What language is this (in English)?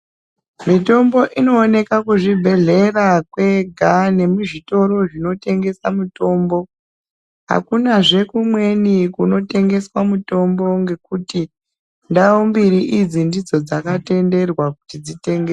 Ndau